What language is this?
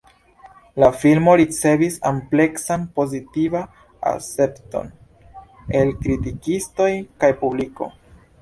Esperanto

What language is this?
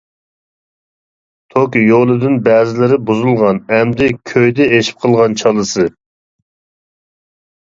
Uyghur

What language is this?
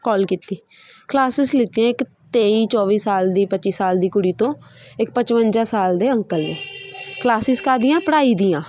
Punjabi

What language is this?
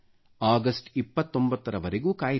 Kannada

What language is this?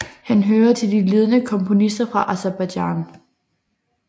Danish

